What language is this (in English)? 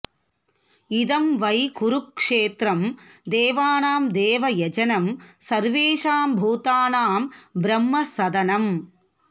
Sanskrit